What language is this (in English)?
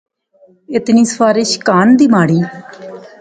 Pahari-Potwari